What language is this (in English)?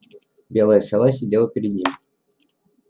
Russian